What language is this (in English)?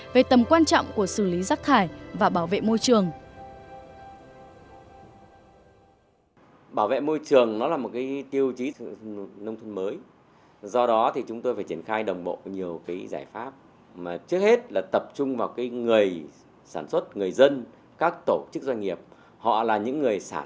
Vietnamese